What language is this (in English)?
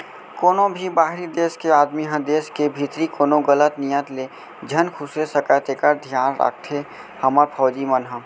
Chhattisgarhi